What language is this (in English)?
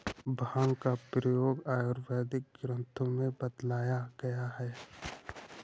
Hindi